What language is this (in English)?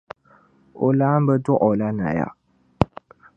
Dagbani